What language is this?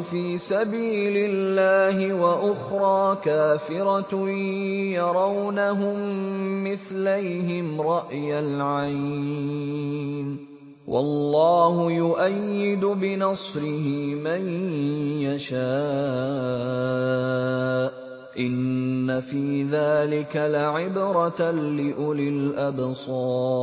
Arabic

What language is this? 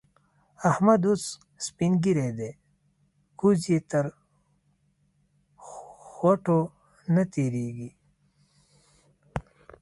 Pashto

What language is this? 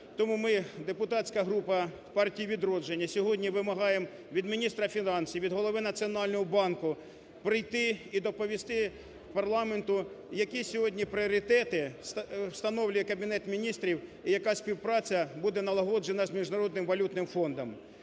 Ukrainian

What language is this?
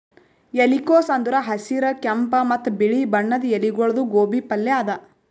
Kannada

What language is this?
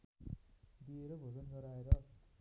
Nepali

